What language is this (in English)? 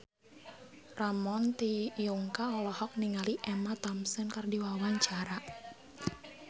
Sundanese